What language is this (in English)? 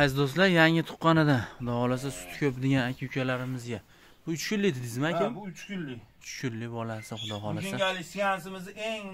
Turkish